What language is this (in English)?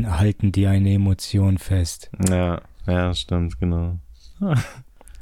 German